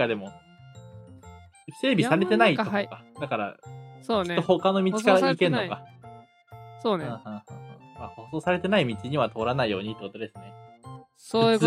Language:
Japanese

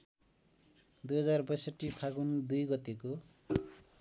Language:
Nepali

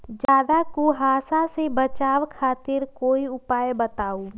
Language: Magahi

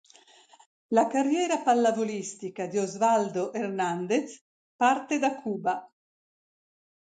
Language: Italian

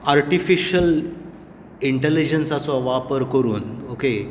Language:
Konkani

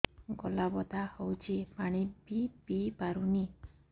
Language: Odia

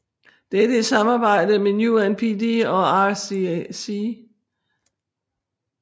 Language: Danish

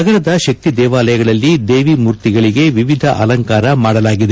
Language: Kannada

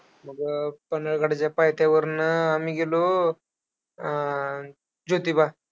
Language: Marathi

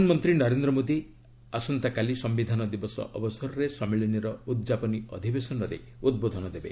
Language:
Odia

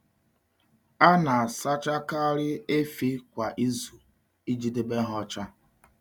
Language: Igbo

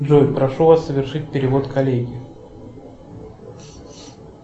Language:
Russian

